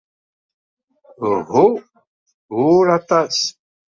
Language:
Kabyle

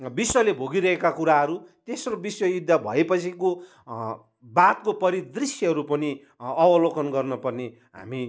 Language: Nepali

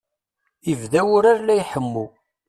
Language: Kabyle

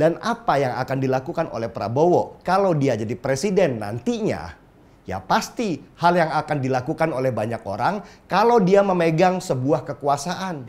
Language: Indonesian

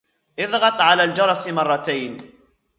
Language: Arabic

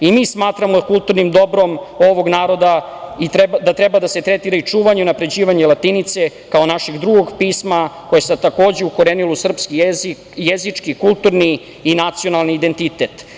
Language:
Serbian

